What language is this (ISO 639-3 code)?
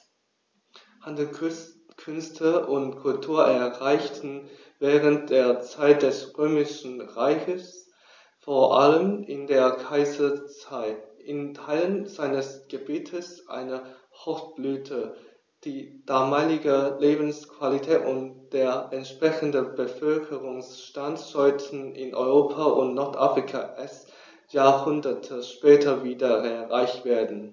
deu